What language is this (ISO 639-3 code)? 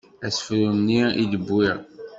kab